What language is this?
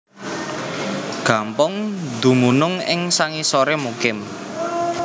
Javanese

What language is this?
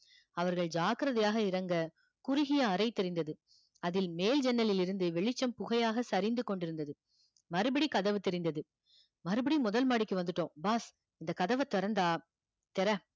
Tamil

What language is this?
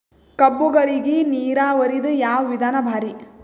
Kannada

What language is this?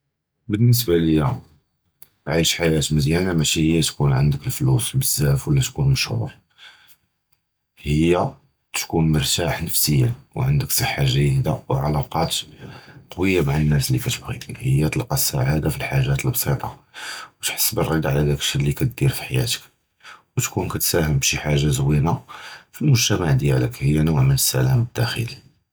Judeo-Arabic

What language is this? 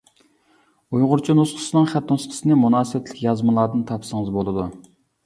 Uyghur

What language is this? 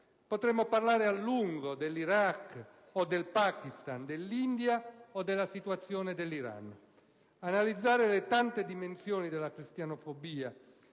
Italian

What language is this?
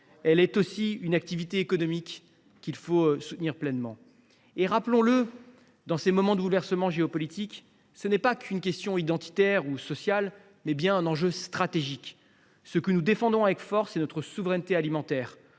French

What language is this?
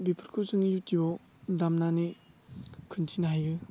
Bodo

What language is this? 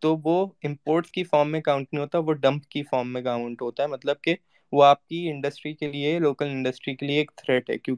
Urdu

